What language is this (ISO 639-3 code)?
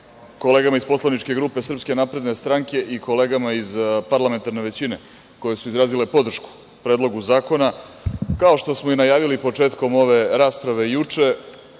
srp